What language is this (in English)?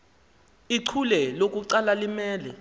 Xhosa